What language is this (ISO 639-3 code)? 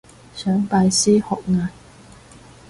yue